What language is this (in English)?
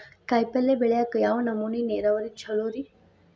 Kannada